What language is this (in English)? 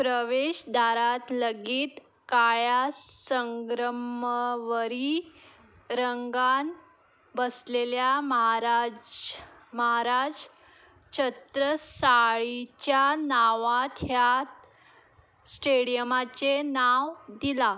Konkani